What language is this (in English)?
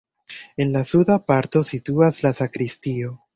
Esperanto